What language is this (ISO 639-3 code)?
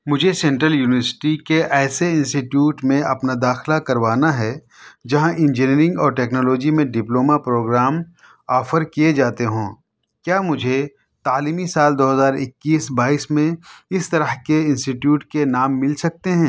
urd